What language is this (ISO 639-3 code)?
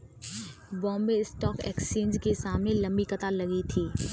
hin